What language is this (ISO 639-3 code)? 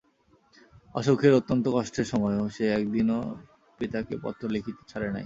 ben